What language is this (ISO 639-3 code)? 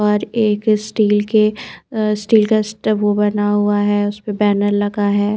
hin